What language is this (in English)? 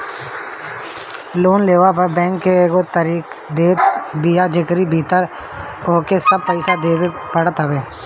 Bhojpuri